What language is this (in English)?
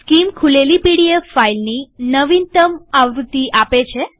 Gujarati